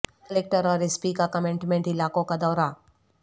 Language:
Urdu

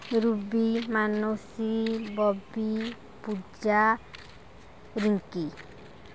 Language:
Odia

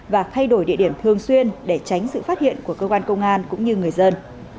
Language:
Vietnamese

